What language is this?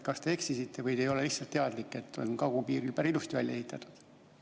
Estonian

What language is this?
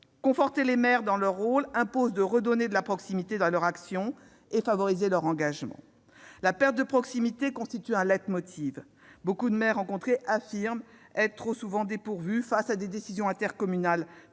French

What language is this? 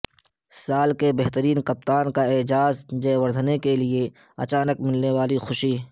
Urdu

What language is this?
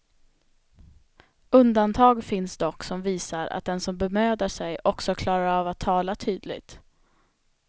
Swedish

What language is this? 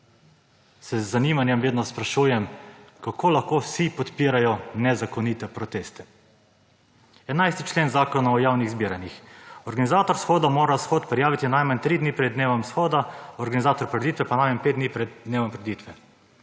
Slovenian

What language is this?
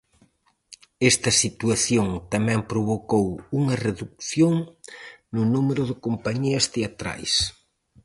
Galician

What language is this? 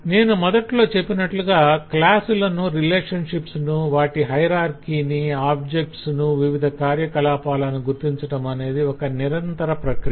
Telugu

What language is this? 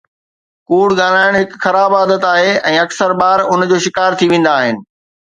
Sindhi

